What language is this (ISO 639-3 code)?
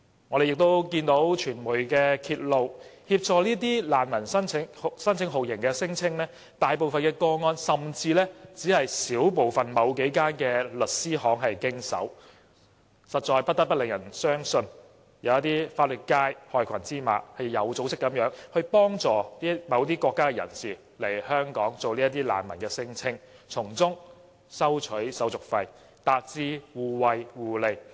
yue